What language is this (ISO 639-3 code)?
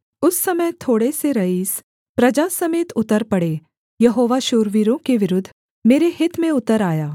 hin